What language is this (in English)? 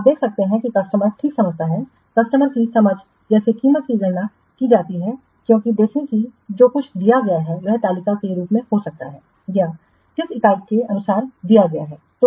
Hindi